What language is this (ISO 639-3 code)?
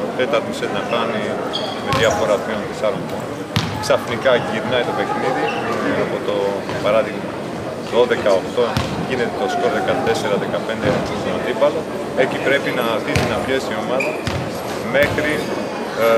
ell